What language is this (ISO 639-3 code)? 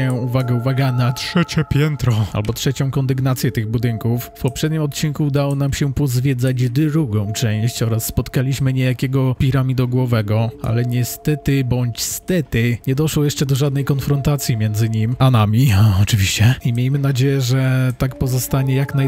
pol